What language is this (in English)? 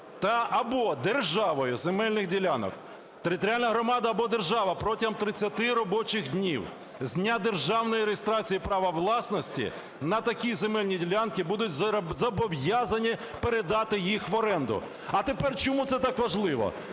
Ukrainian